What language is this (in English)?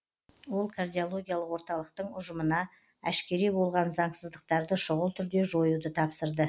Kazakh